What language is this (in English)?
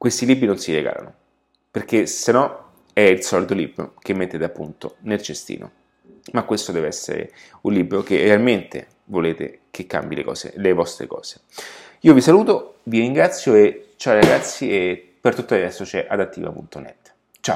Italian